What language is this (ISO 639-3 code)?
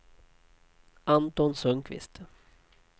swe